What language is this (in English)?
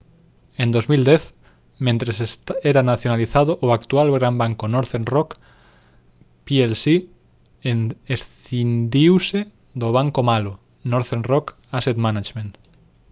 Galician